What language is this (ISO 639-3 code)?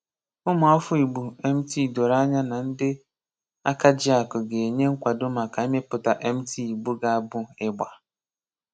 ibo